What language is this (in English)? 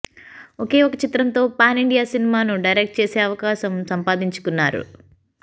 Telugu